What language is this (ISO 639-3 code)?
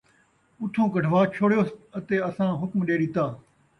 skr